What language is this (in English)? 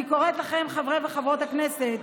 Hebrew